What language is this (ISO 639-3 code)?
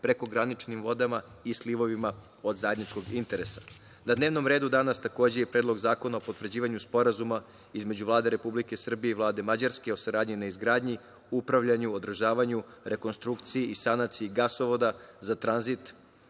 srp